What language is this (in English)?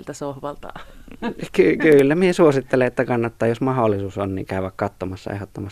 Finnish